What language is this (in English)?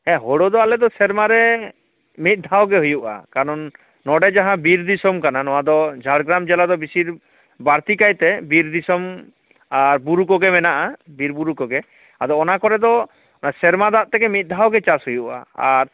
Santali